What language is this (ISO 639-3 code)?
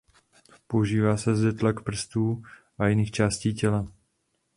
ces